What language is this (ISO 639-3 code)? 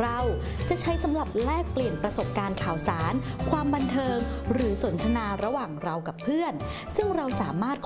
tha